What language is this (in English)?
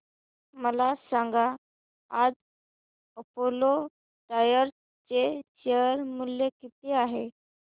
Marathi